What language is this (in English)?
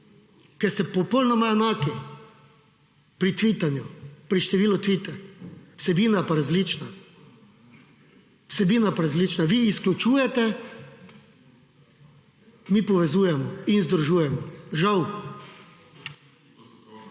Slovenian